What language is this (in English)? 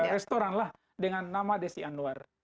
Indonesian